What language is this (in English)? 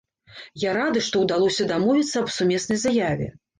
Belarusian